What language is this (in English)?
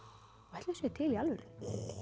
Icelandic